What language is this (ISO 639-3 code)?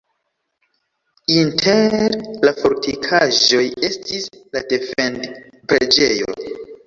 epo